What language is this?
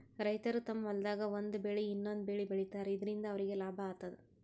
Kannada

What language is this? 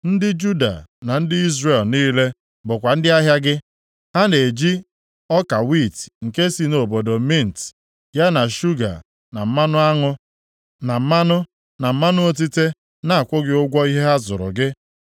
Igbo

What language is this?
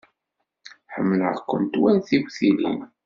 Kabyle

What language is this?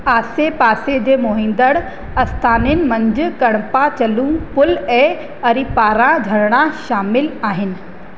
Sindhi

